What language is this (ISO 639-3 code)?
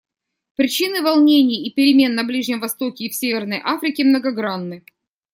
rus